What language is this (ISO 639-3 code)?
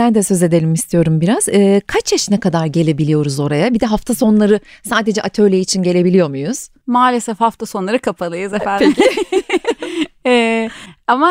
tur